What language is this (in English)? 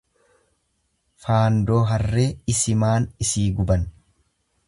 Oromo